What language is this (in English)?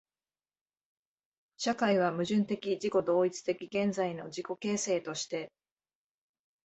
Japanese